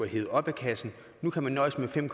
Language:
Danish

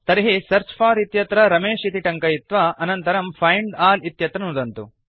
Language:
Sanskrit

